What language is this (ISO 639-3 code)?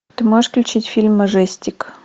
rus